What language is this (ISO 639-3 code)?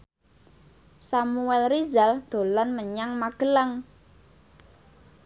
jav